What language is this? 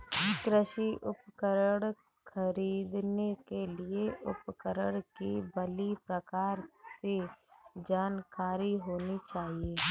Hindi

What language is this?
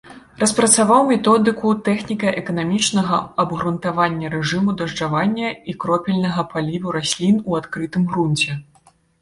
Belarusian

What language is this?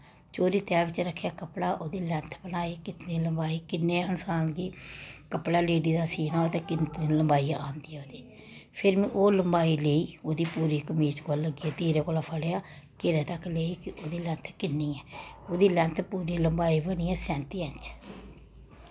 Dogri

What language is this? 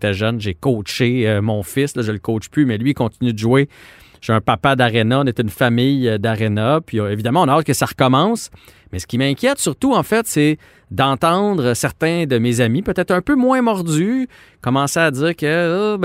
French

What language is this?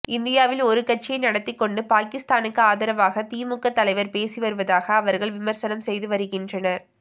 Tamil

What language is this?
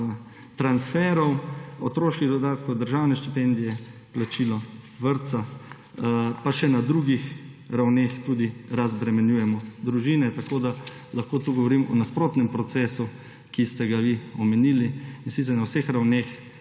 Slovenian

